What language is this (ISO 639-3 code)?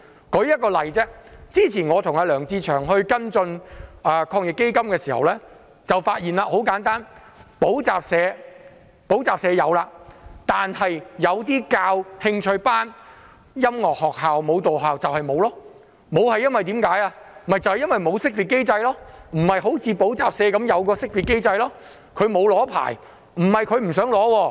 yue